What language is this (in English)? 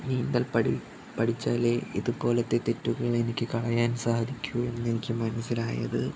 Malayalam